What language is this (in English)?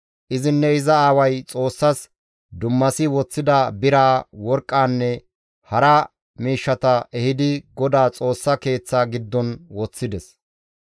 Gamo